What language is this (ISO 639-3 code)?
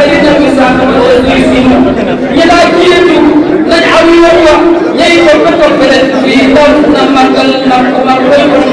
ara